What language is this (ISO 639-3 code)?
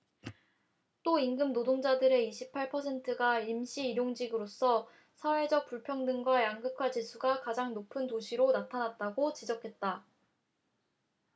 kor